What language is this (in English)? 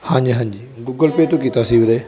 Punjabi